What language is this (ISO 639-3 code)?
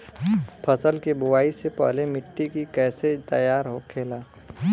bho